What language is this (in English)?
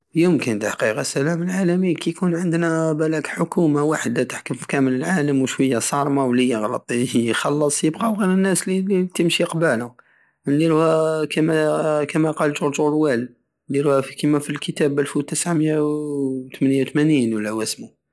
Algerian Saharan Arabic